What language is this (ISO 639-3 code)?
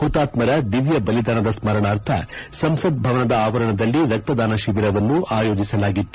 kan